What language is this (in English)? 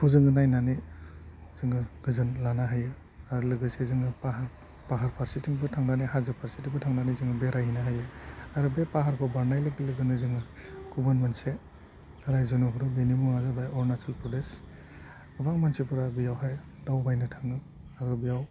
Bodo